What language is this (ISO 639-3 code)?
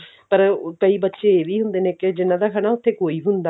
pan